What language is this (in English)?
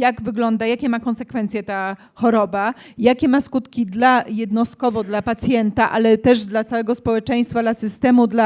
Polish